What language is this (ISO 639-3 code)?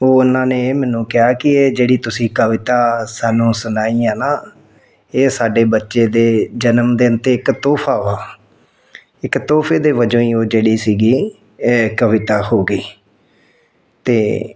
pan